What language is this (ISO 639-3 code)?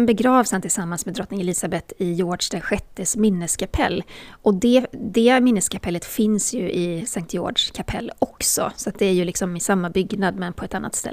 swe